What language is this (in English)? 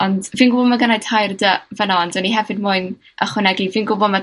Welsh